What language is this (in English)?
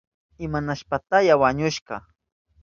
Southern Pastaza Quechua